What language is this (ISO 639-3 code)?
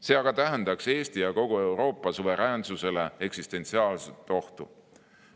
est